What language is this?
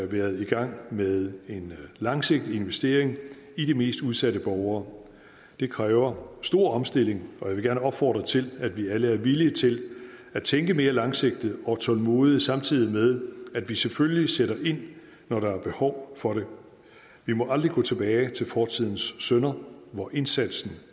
Danish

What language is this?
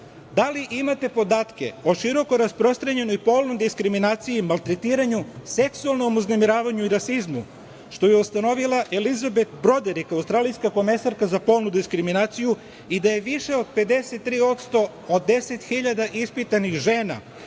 Serbian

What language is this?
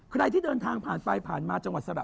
Thai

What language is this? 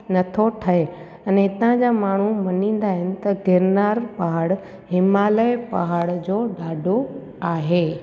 Sindhi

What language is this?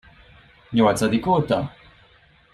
Hungarian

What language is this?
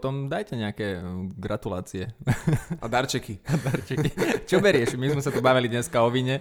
Slovak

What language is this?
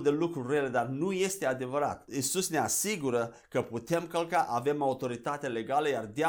Romanian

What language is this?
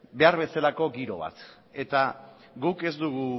Basque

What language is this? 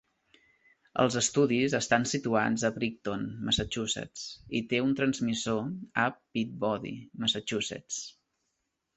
Catalan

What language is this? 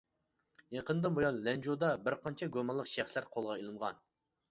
Uyghur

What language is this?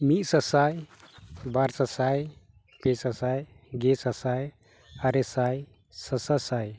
Santali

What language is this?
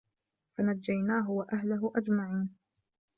Arabic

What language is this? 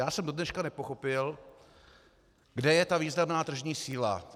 Czech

